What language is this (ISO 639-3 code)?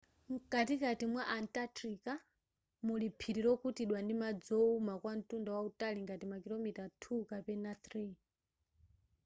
nya